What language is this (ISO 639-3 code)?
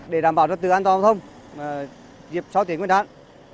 vie